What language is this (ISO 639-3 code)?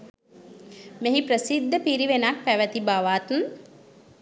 sin